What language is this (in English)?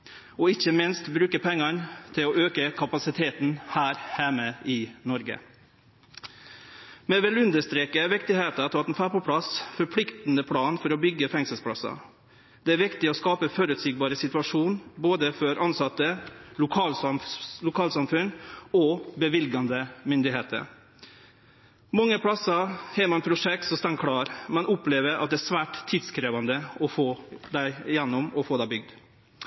Norwegian Nynorsk